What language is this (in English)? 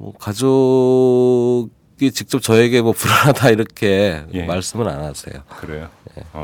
Korean